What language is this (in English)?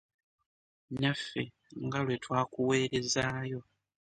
Ganda